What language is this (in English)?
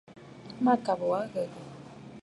Bafut